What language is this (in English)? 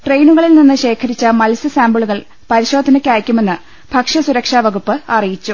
Malayalam